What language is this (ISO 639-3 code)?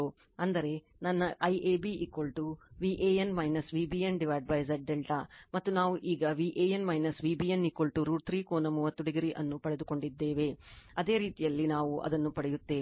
kan